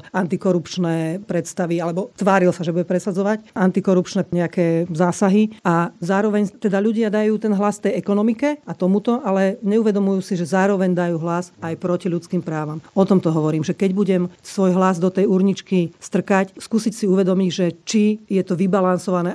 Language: Slovak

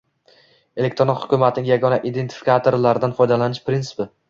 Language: Uzbek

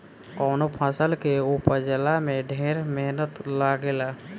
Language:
Bhojpuri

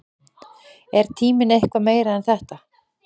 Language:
Icelandic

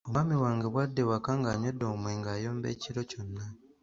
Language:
Ganda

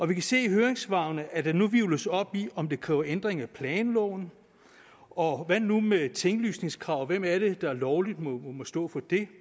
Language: Danish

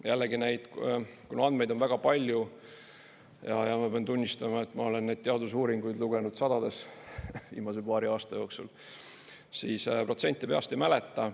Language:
Estonian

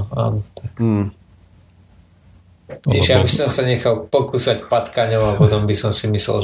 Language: Slovak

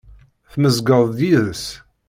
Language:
Kabyle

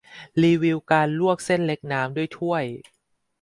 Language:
Thai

